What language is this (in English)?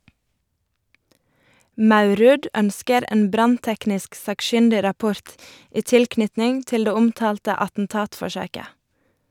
Norwegian